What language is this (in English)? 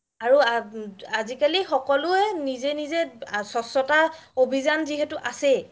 Assamese